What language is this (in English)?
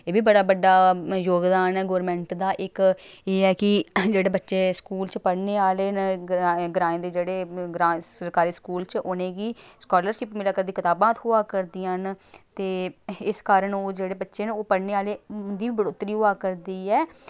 Dogri